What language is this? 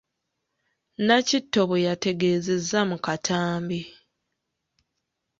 Ganda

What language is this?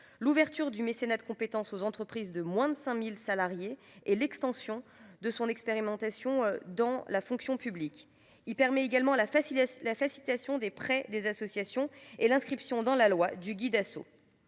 French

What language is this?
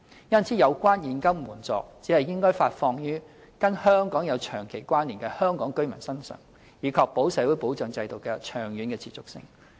Cantonese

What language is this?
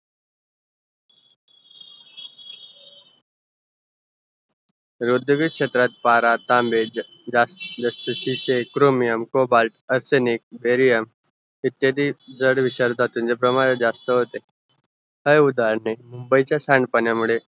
Marathi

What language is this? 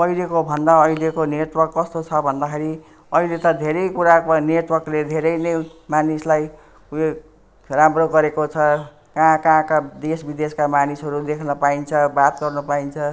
Nepali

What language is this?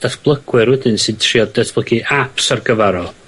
Welsh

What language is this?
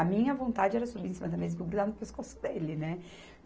Portuguese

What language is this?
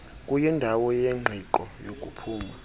Xhosa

